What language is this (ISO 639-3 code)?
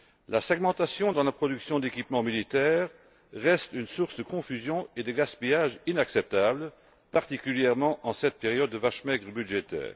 fra